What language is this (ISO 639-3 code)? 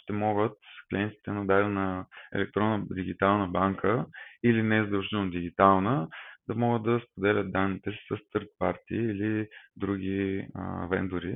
bul